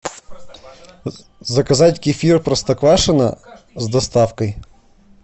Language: Russian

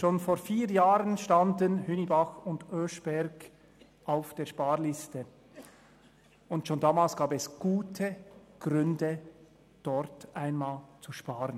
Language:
Swiss German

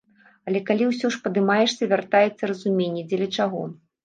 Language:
Belarusian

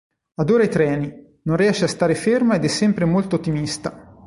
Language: Italian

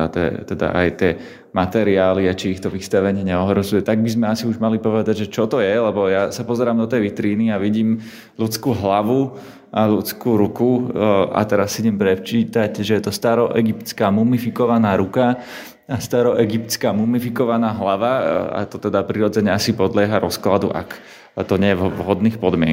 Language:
Slovak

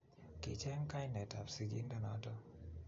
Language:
Kalenjin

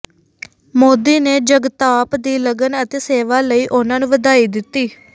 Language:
Punjabi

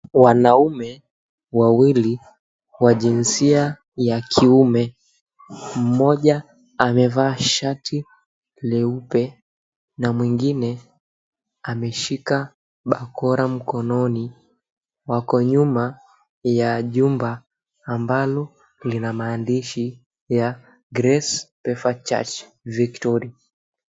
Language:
Swahili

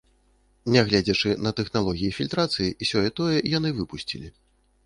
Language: Belarusian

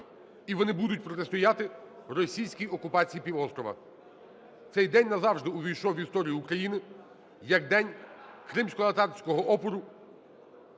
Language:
Ukrainian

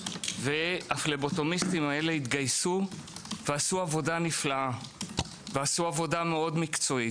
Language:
Hebrew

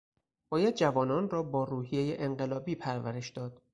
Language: Persian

